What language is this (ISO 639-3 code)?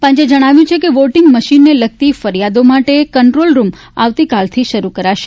guj